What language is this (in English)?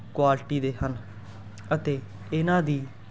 Punjabi